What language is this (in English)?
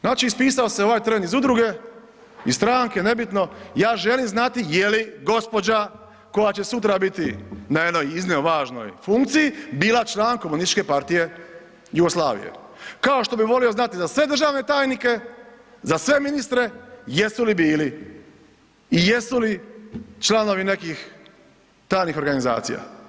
Croatian